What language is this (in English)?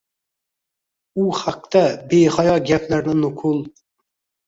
Uzbek